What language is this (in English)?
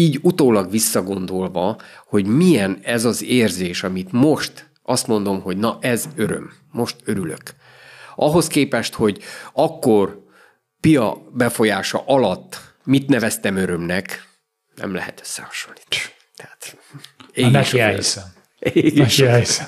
Hungarian